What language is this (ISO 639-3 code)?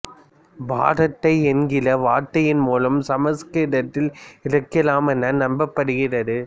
tam